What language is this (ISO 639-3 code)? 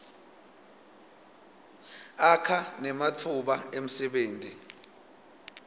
ssw